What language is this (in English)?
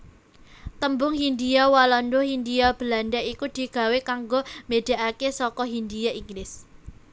Javanese